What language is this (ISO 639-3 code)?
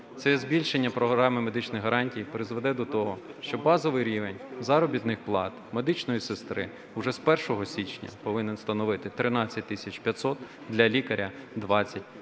ukr